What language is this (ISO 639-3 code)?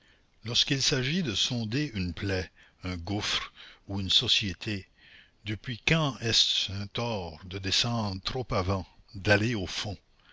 fra